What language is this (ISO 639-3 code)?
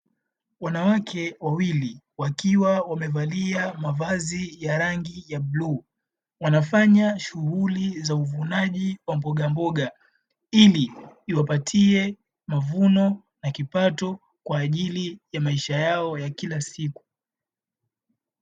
swa